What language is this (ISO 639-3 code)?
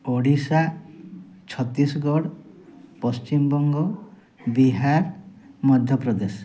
ori